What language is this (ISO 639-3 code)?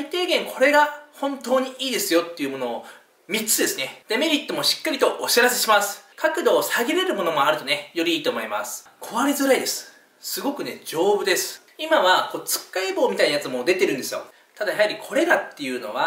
jpn